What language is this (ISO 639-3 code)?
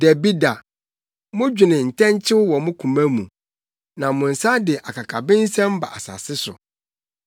aka